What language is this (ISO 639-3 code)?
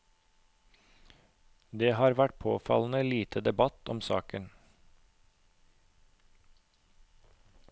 nor